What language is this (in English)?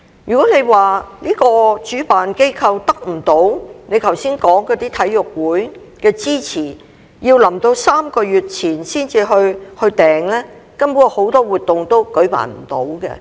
Cantonese